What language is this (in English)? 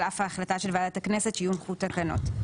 Hebrew